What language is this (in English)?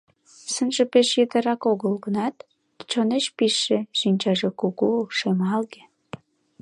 Mari